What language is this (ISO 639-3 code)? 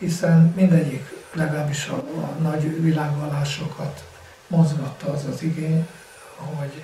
hun